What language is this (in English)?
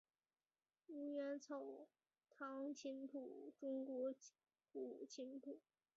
Chinese